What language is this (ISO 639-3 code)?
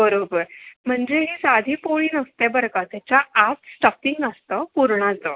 mar